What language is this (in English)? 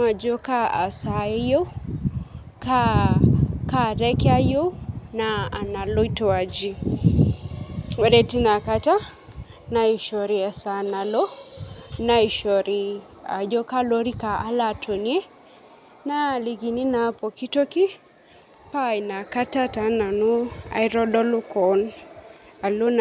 Masai